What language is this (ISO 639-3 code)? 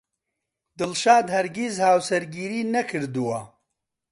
ckb